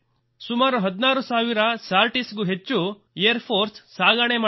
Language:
Kannada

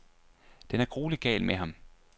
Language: Danish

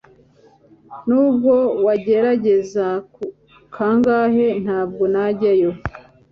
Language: Kinyarwanda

